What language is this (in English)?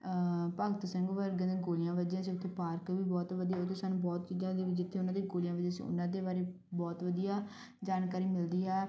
Punjabi